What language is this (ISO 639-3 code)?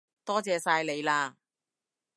yue